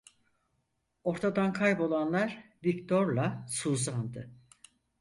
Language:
Turkish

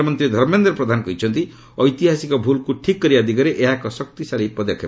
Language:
Odia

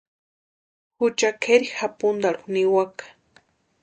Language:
Western Highland Purepecha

